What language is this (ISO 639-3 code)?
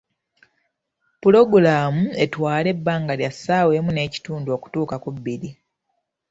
lug